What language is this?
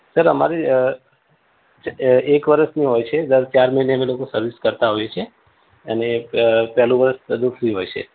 Gujarati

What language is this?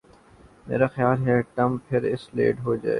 Urdu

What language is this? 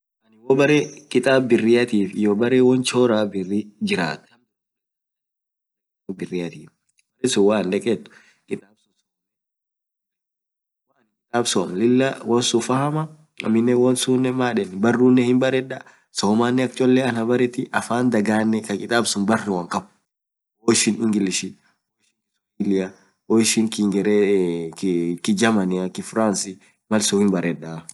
Orma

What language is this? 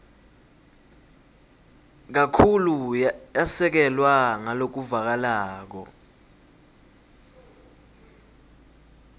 Swati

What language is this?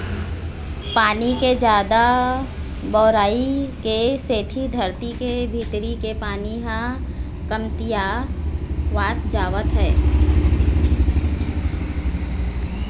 Chhattisgarhi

